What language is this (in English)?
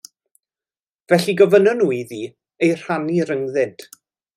Welsh